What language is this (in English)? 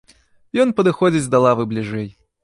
Belarusian